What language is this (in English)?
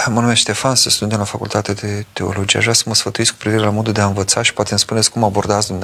Romanian